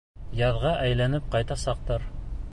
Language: Bashkir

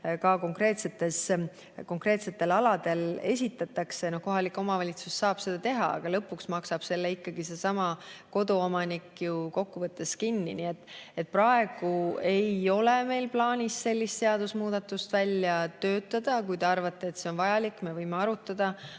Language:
Estonian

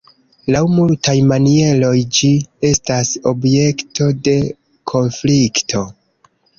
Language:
Esperanto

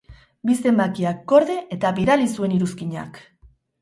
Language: Basque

